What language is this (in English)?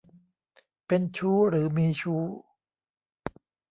Thai